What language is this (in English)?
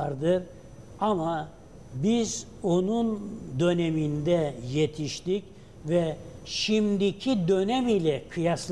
Turkish